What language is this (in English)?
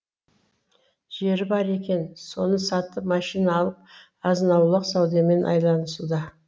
Kazakh